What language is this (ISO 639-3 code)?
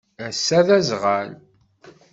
kab